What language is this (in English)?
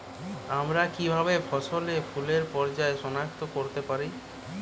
Bangla